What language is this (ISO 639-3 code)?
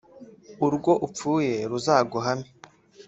kin